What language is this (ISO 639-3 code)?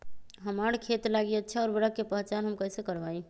mag